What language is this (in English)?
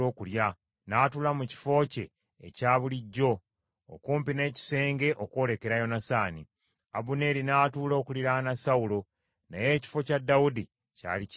Ganda